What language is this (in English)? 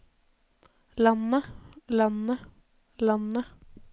Norwegian